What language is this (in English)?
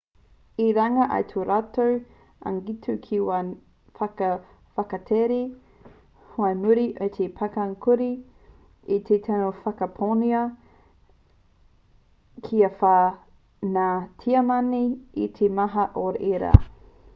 Māori